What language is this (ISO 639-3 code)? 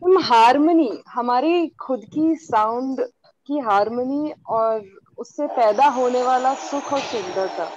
hin